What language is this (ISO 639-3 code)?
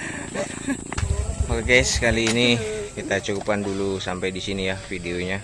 ind